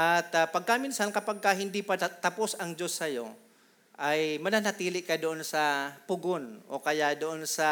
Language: Filipino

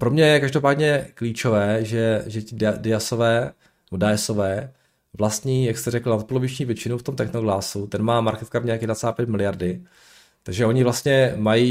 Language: Czech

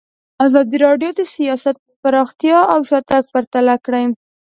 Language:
Pashto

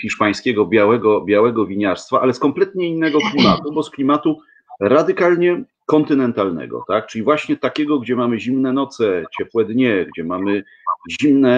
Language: Polish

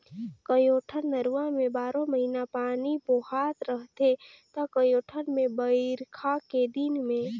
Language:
Chhattisgarhi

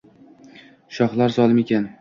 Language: Uzbek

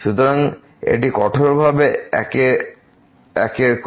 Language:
Bangla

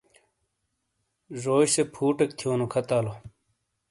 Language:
Shina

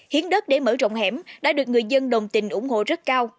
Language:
Vietnamese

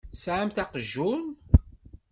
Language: Kabyle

